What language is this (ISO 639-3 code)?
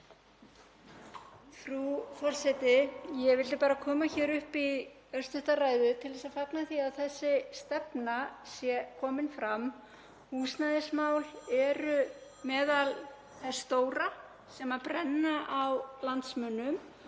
isl